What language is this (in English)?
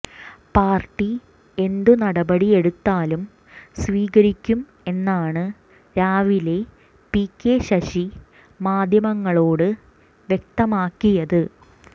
Malayalam